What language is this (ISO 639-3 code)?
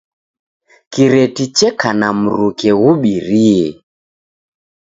dav